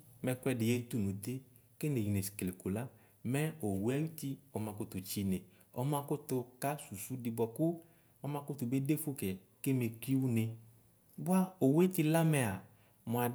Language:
Ikposo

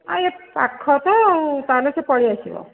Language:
Odia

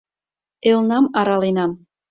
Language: Mari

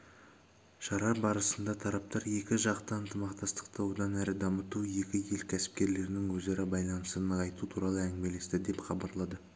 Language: Kazakh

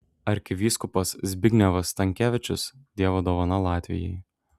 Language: Lithuanian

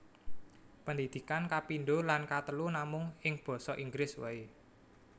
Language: Javanese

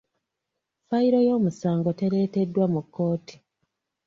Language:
Ganda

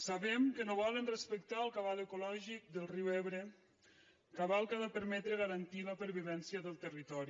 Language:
Catalan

